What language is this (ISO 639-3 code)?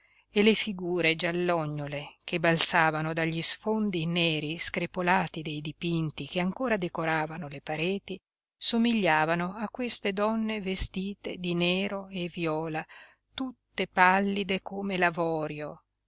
ita